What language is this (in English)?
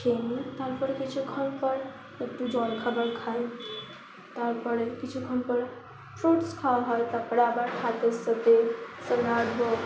Bangla